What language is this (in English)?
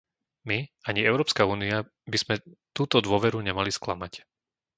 Slovak